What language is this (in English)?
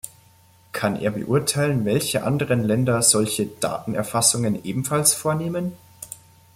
German